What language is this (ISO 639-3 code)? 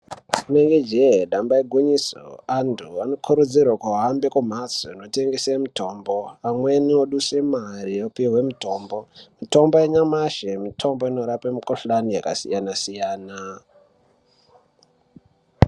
ndc